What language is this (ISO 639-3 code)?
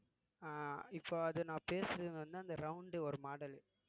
tam